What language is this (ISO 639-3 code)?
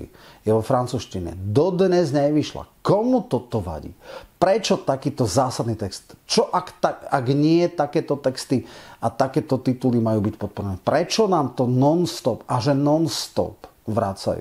slk